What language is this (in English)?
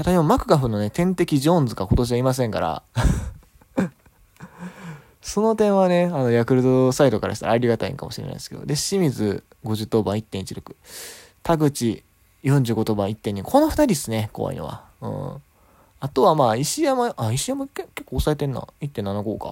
Japanese